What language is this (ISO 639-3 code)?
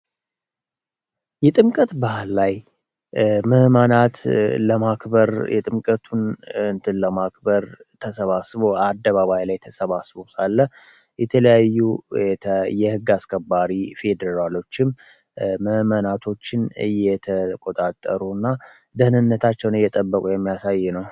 amh